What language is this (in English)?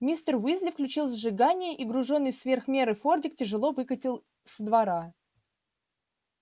Russian